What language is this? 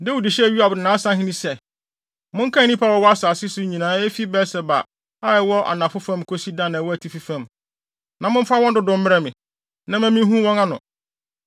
Akan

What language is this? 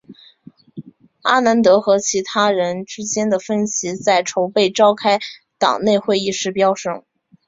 Chinese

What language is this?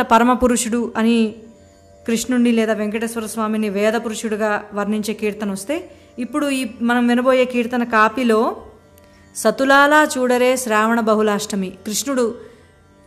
Telugu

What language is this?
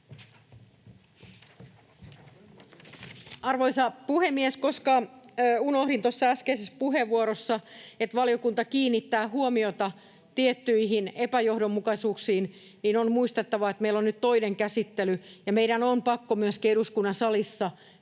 Finnish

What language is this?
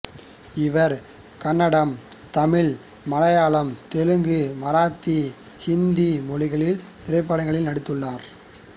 Tamil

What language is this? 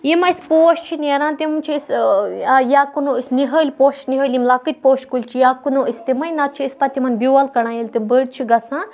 Kashmiri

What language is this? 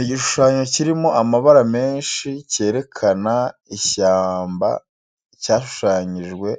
Kinyarwanda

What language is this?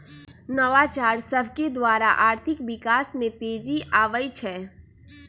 Magahi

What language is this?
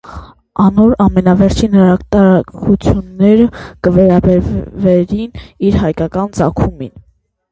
Armenian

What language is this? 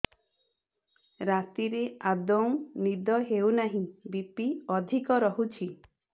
Odia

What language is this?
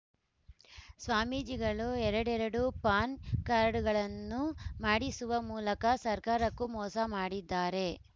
Kannada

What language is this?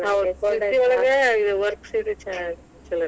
Kannada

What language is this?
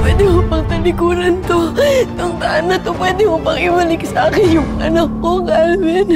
Filipino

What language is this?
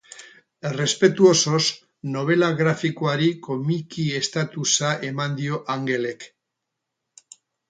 Basque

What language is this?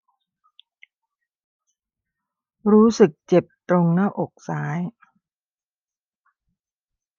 Thai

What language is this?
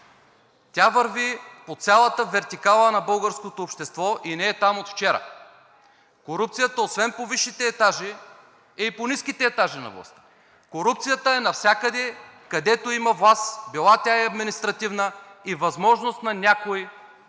Bulgarian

